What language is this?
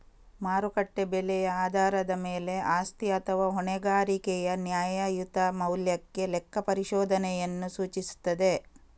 Kannada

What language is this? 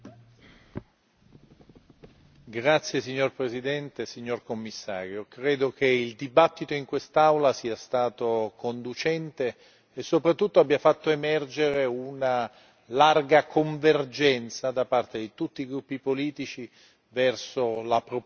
Italian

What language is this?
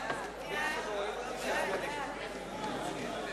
Hebrew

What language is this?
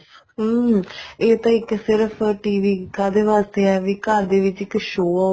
Punjabi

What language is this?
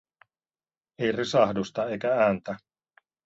Finnish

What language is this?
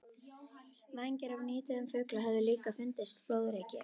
Icelandic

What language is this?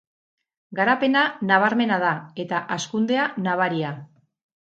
Basque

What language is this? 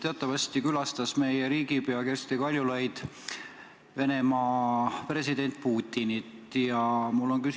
Estonian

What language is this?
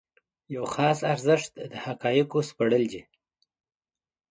Pashto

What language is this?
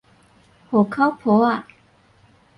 Min Nan Chinese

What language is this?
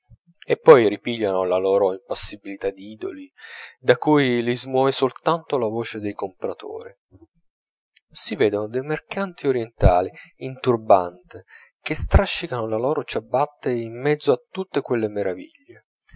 Italian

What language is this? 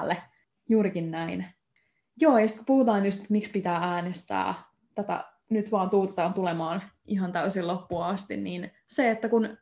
Finnish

